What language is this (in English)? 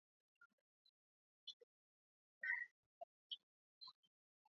Swahili